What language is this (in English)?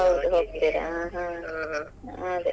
Kannada